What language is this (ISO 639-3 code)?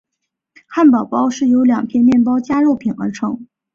zho